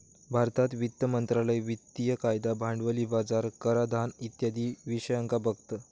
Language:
Marathi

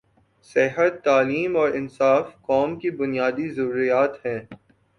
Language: Urdu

